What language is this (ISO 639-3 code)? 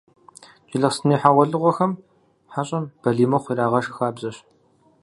kbd